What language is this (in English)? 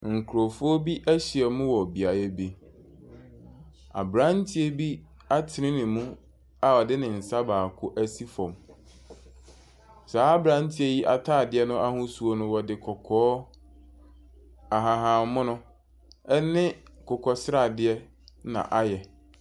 Akan